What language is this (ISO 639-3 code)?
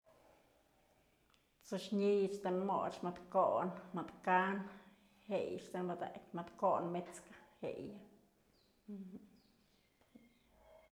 mzl